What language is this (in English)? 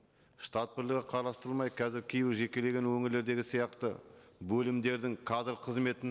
Kazakh